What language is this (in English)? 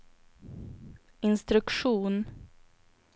Swedish